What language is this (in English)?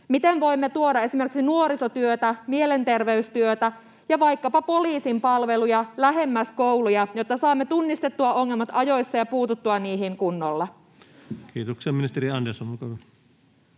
Finnish